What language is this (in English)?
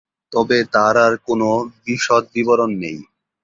Bangla